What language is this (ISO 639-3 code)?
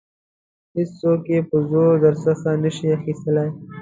pus